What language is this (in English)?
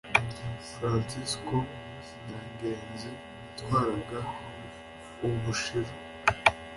Kinyarwanda